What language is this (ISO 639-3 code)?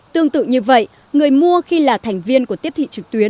vie